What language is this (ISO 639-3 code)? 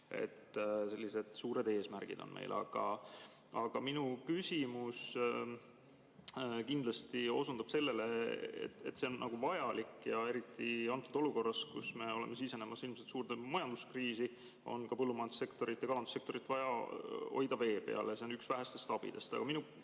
est